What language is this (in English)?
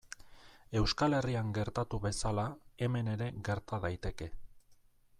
Basque